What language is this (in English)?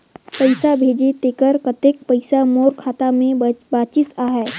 Chhattisgarhi